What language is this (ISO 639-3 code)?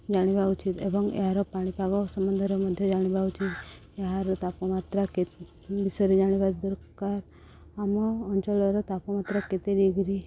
ori